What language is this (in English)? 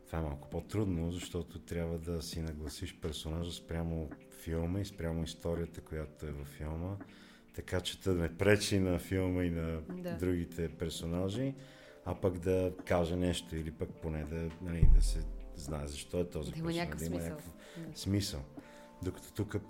Bulgarian